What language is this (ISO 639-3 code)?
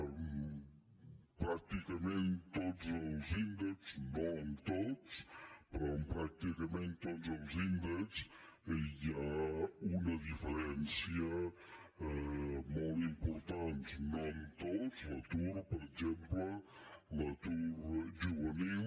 cat